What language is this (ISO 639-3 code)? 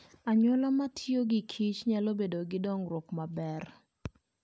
luo